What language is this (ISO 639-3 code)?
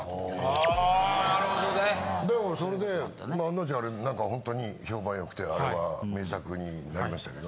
jpn